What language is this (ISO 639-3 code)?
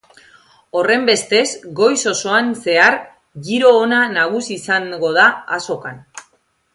eus